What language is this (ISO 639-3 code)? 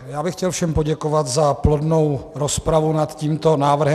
ces